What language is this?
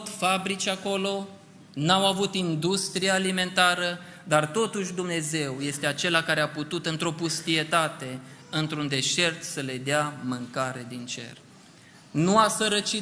Romanian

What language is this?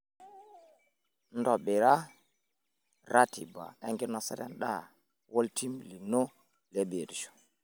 Masai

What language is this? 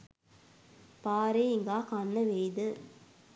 Sinhala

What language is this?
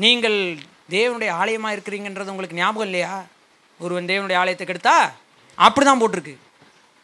Tamil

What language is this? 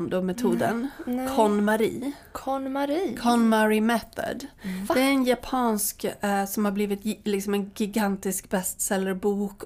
Swedish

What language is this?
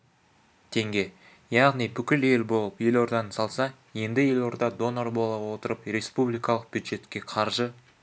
Kazakh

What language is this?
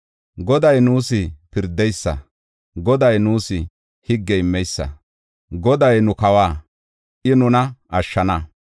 Gofa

